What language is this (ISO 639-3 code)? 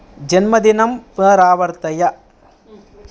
san